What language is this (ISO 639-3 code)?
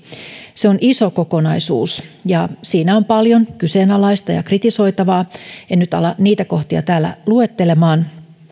fin